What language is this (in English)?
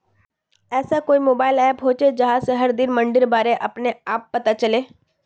Magahi